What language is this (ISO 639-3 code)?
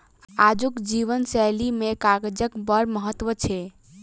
mai